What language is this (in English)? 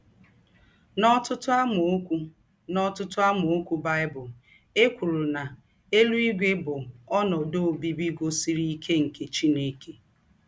Igbo